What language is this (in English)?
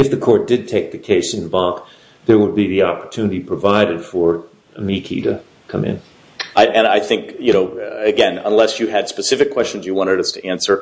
English